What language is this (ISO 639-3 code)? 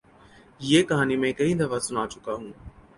urd